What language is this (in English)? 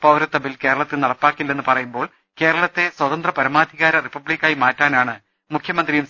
Malayalam